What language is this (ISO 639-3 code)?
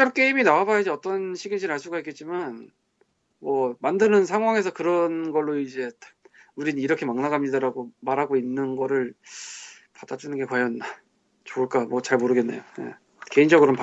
kor